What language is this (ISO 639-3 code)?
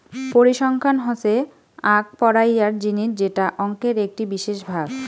ben